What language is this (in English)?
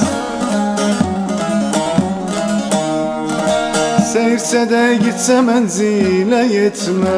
Turkish